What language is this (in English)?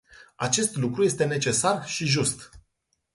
Romanian